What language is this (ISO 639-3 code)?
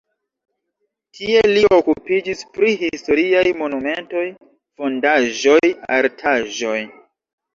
epo